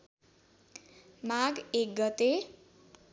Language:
Nepali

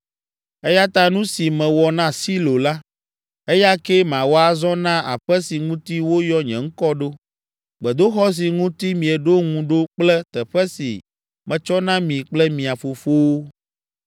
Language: Ewe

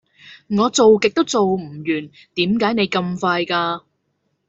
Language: Cantonese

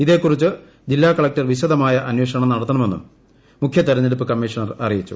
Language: Malayalam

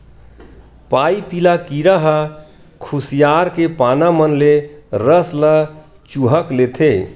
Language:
Chhattisgarhi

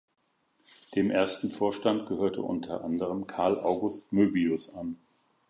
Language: German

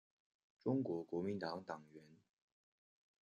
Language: Chinese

